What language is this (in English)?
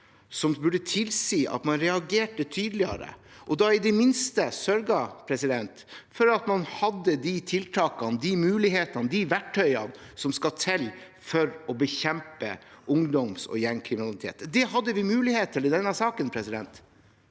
Norwegian